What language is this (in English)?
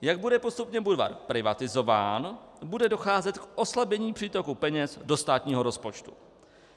Czech